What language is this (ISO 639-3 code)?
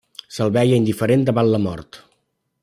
cat